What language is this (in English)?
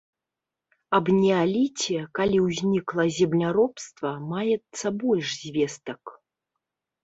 Belarusian